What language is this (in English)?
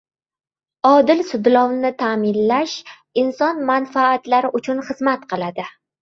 Uzbek